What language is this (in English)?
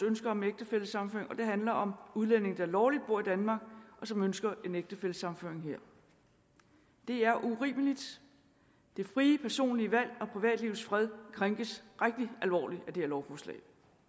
Danish